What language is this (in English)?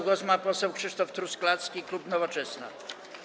Polish